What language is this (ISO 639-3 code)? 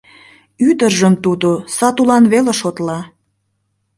chm